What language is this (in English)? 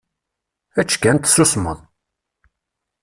Kabyle